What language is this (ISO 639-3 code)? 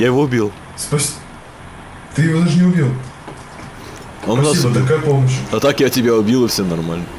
rus